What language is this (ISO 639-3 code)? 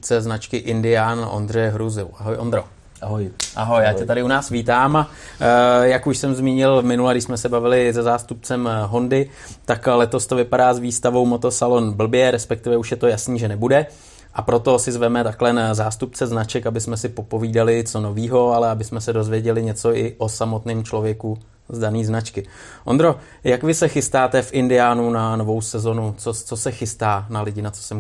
ces